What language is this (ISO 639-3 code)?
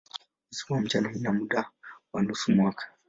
swa